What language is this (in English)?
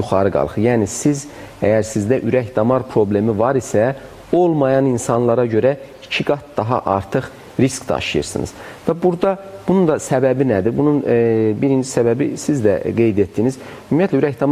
Turkish